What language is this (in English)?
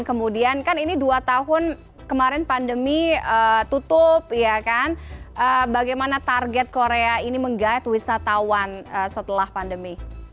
Indonesian